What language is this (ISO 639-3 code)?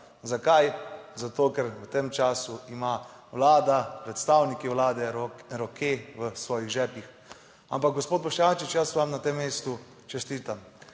slv